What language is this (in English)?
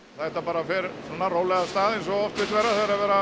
Icelandic